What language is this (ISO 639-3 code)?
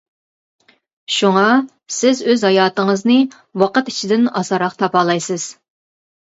uig